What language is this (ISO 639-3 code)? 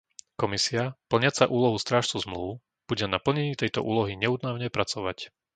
slk